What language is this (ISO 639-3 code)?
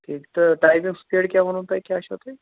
kas